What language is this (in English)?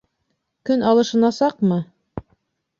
Bashkir